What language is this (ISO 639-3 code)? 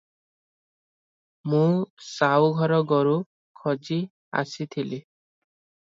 ori